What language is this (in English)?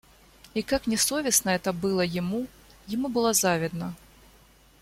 Russian